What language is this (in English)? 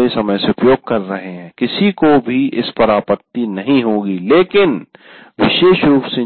Hindi